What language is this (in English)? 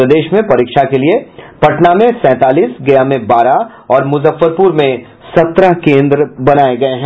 Hindi